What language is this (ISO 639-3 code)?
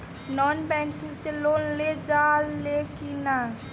bho